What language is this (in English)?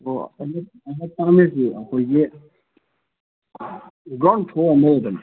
Manipuri